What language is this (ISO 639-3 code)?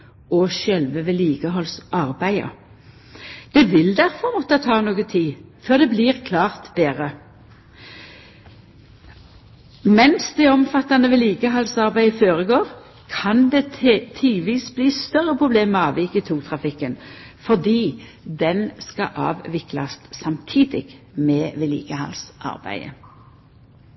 nno